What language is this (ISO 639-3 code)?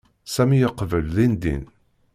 kab